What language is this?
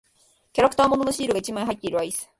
Japanese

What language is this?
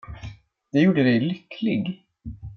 Swedish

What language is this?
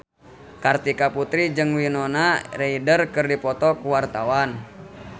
Sundanese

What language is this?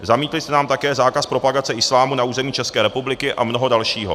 Czech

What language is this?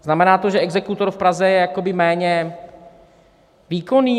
Czech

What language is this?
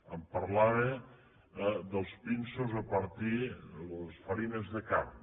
Catalan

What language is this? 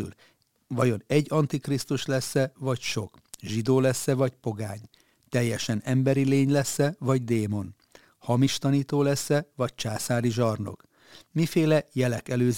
Hungarian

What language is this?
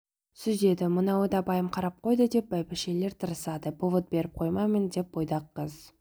Kazakh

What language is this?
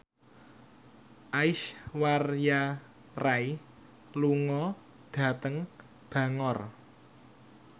Javanese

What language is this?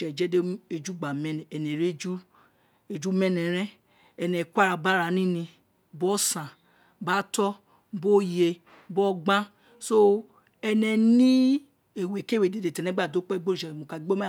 Isekiri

